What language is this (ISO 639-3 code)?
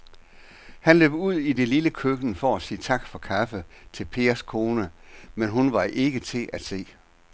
dan